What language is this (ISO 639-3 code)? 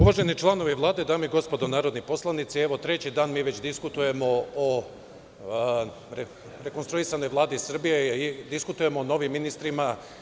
srp